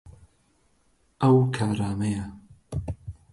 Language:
Central Kurdish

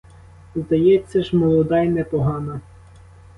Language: Ukrainian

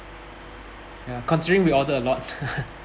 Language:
English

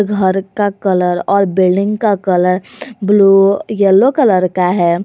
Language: Hindi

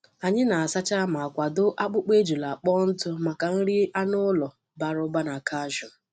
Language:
Igbo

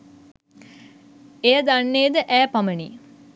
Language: Sinhala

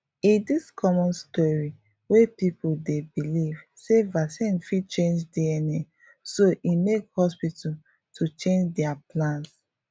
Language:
Nigerian Pidgin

